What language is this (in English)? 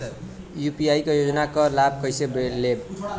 Bhojpuri